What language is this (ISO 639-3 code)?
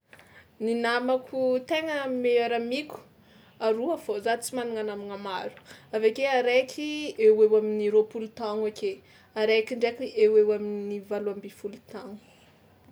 xmw